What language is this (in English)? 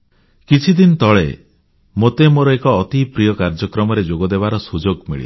Odia